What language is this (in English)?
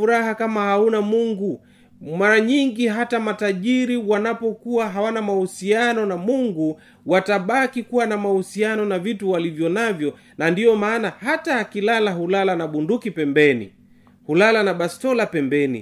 Swahili